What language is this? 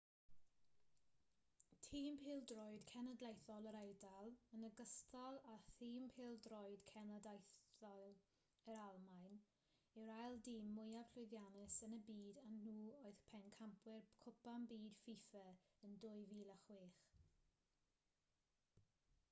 Welsh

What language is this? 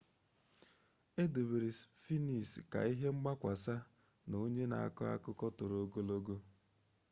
Igbo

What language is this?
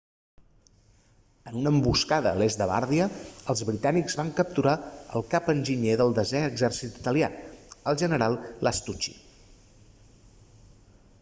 Catalan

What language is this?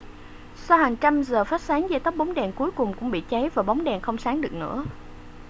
Vietnamese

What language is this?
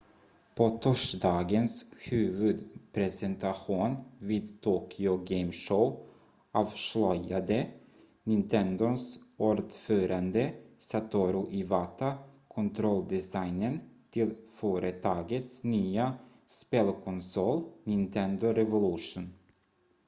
Swedish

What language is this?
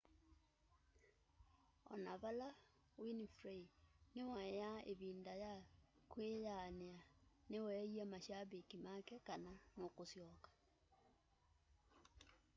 Kamba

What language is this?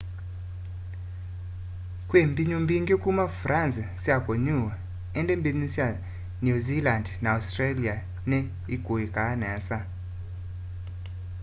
Kamba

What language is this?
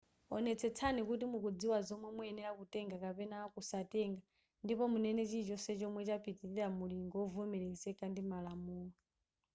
Nyanja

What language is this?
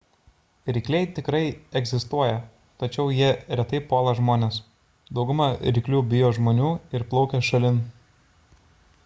Lithuanian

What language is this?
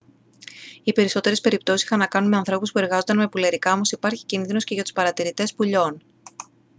Greek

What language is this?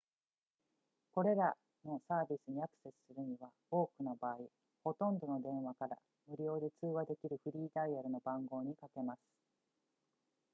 Japanese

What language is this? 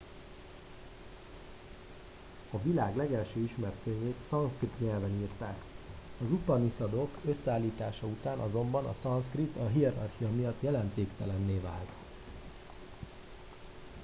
Hungarian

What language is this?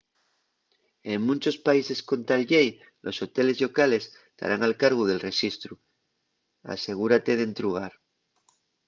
Asturian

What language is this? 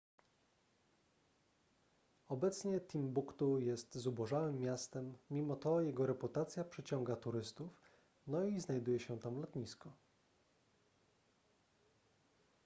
Polish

